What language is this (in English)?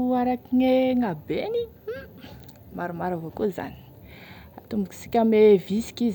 Tesaka Malagasy